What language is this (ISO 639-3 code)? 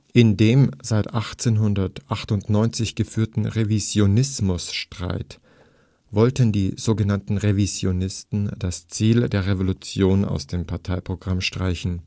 deu